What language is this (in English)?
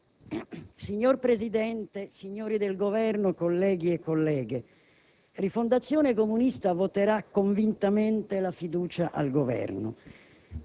Italian